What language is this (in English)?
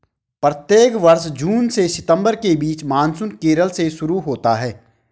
Hindi